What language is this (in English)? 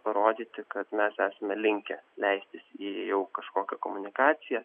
Lithuanian